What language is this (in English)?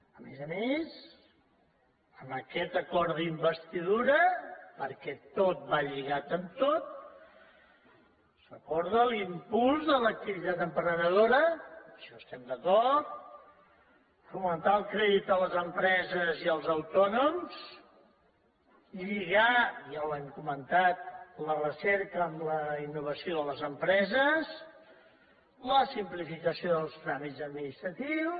Catalan